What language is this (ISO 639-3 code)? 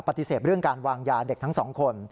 tha